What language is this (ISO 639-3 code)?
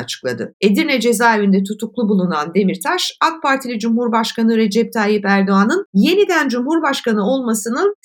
tur